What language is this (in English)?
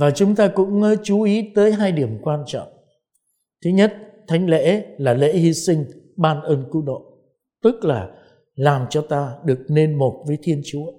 Vietnamese